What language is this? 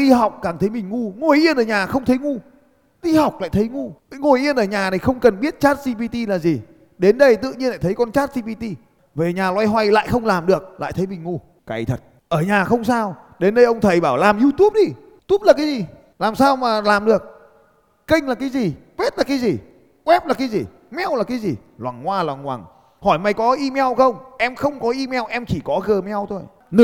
Vietnamese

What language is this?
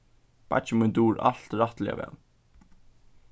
Faroese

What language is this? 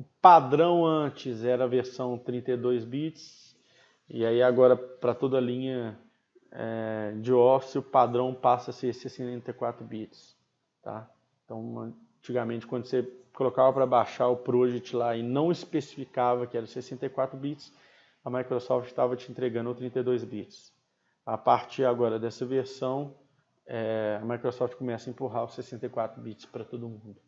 Portuguese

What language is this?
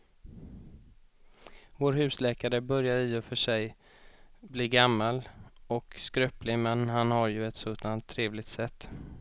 Swedish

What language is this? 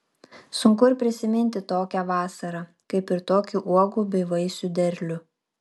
Lithuanian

